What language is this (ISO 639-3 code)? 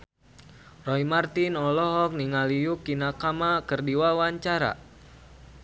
sun